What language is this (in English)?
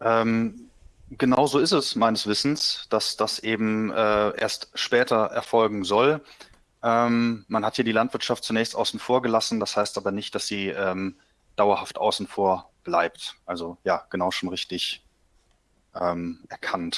German